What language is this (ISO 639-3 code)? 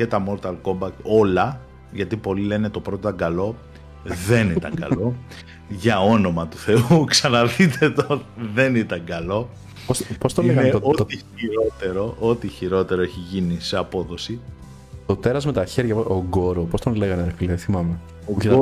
ell